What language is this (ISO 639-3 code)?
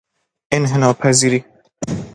fas